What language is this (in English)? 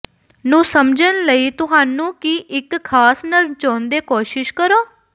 Punjabi